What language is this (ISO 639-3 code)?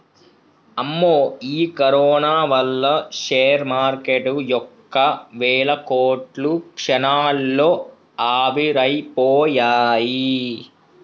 tel